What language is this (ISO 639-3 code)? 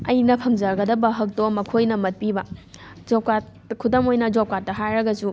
mni